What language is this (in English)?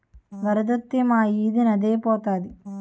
Telugu